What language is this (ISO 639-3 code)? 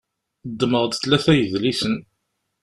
kab